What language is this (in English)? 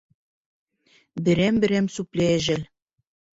Bashkir